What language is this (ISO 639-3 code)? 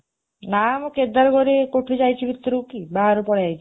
ori